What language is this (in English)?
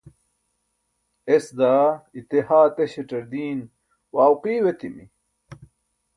Burushaski